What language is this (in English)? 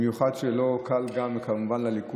Hebrew